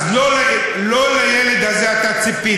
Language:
Hebrew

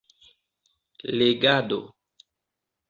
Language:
Esperanto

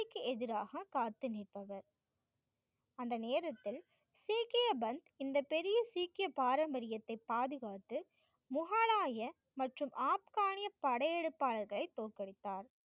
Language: Tamil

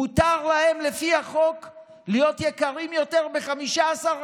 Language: Hebrew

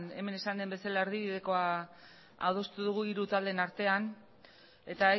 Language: Basque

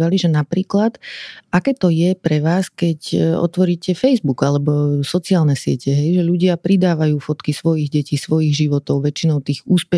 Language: Slovak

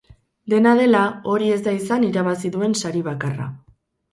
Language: Basque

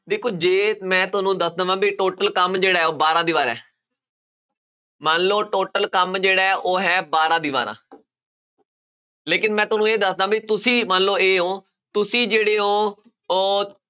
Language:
Punjabi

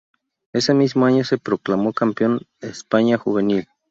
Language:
Spanish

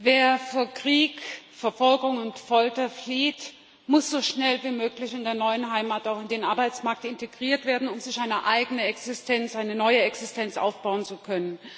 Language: German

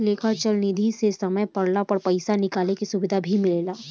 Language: Bhojpuri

